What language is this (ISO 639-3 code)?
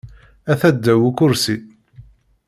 kab